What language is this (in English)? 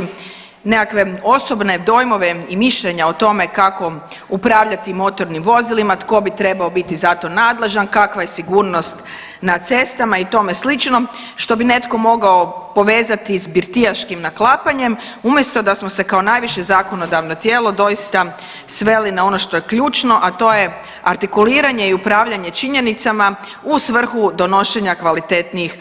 Croatian